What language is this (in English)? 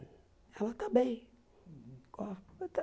Portuguese